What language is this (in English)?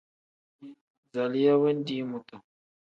Tem